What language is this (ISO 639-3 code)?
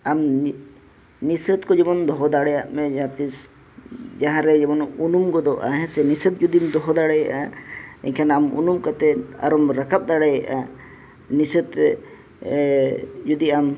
sat